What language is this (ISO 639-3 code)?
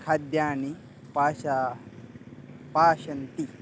san